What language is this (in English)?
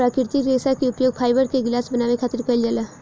Bhojpuri